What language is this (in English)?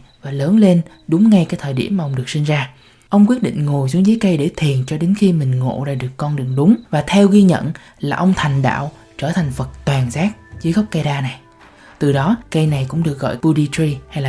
Vietnamese